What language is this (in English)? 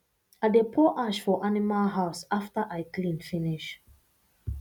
Nigerian Pidgin